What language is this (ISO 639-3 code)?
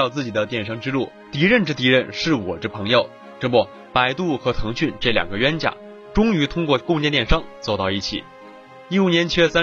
zho